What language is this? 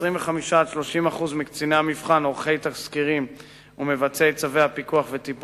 Hebrew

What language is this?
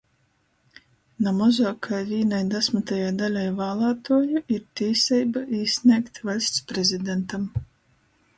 Latgalian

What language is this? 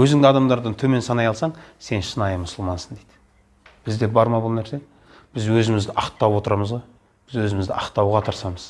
Kazakh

